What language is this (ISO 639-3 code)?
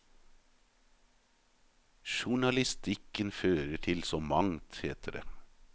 nor